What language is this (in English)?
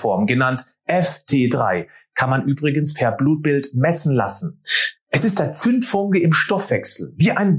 German